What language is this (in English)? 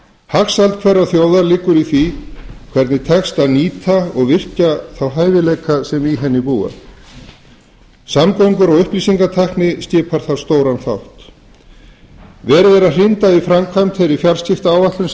Icelandic